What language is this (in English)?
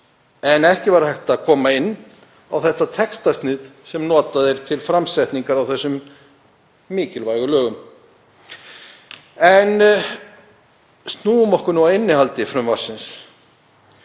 Icelandic